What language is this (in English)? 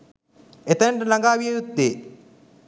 Sinhala